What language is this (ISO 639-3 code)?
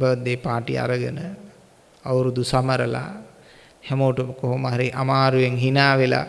sin